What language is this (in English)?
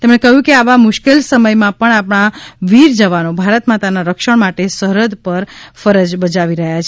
Gujarati